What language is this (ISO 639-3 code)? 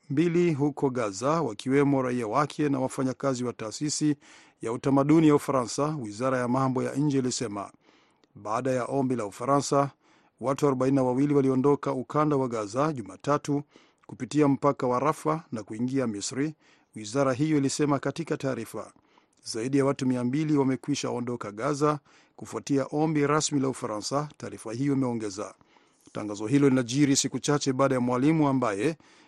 swa